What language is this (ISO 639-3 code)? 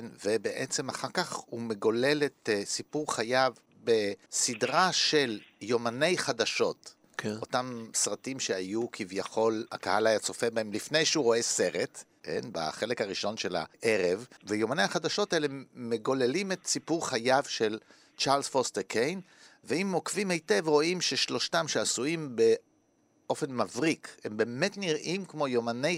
heb